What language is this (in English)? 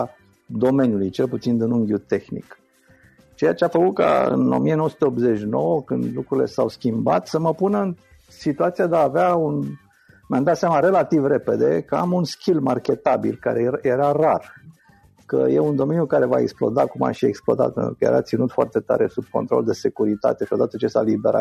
Romanian